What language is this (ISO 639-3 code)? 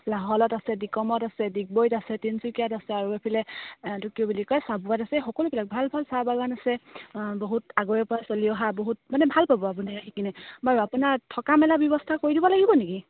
asm